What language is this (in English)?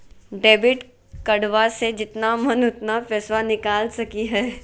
Magahi